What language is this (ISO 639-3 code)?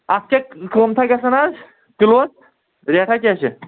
kas